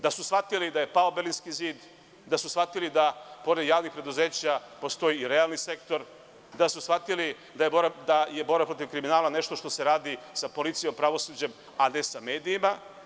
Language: Serbian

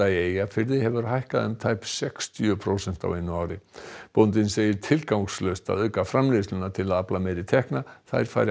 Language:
Icelandic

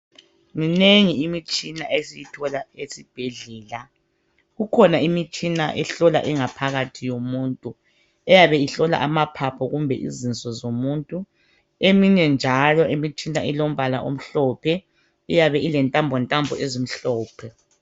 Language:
North Ndebele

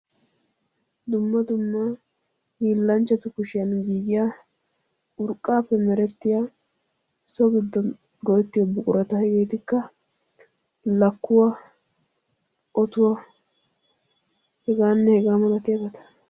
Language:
Wolaytta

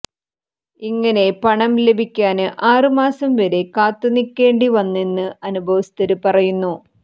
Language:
Malayalam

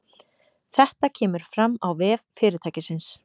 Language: Icelandic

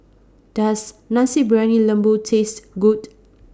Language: English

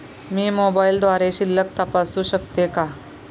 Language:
Marathi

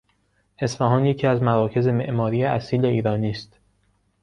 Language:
Persian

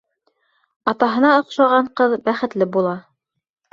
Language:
Bashkir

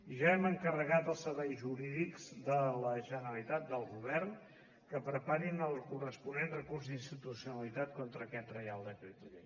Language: Catalan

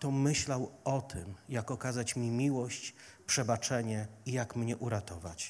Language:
Polish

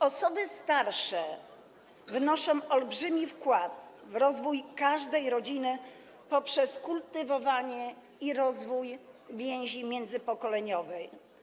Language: Polish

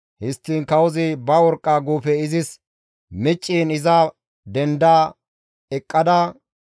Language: Gamo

